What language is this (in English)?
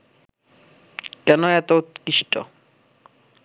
Bangla